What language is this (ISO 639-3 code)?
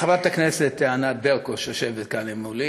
heb